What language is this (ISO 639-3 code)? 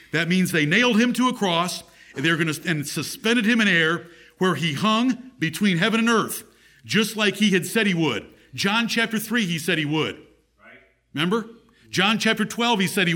eng